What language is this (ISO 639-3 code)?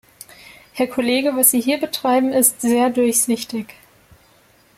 deu